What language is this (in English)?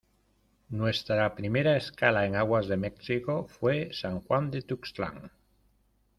Spanish